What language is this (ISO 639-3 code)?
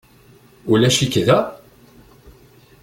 kab